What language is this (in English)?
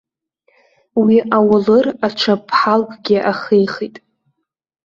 Abkhazian